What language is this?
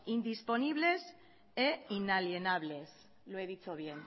Spanish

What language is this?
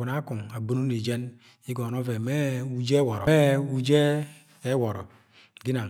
Agwagwune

